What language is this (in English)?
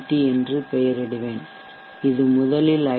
Tamil